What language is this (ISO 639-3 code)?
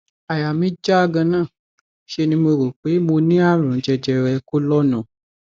yor